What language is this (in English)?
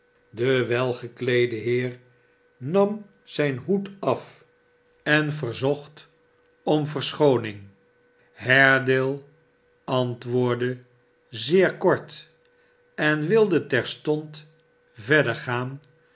Dutch